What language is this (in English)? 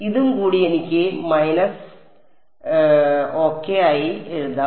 Malayalam